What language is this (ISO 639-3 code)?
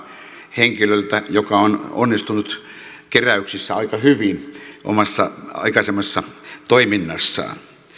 fin